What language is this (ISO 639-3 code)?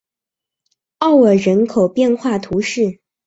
zho